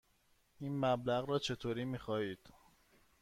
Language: Persian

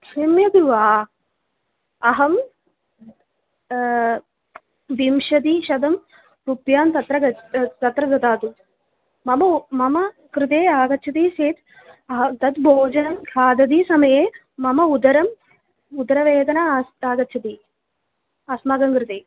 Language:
Sanskrit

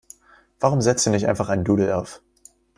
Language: German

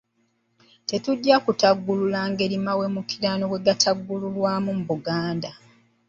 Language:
Ganda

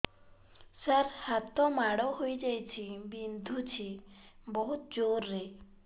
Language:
Odia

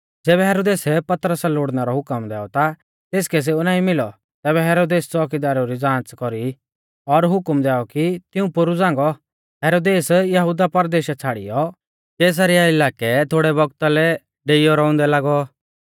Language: Mahasu Pahari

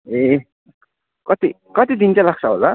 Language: Nepali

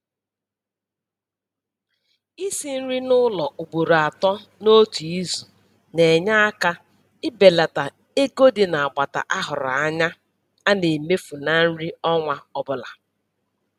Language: Igbo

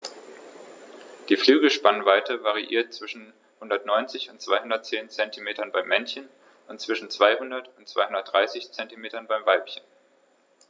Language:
German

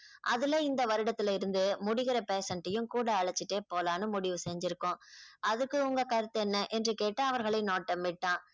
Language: Tamil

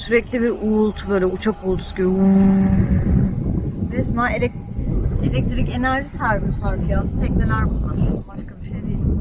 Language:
Turkish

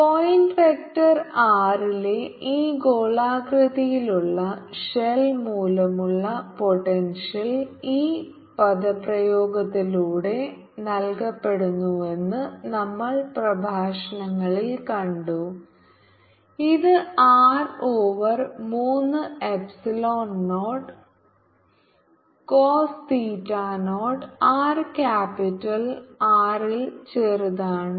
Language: Malayalam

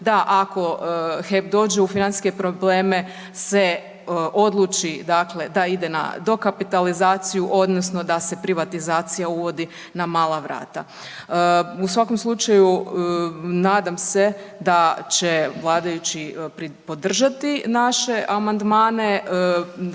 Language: Croatian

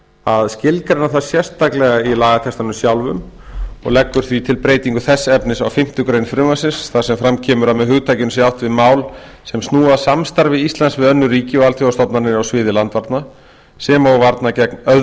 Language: Icelandic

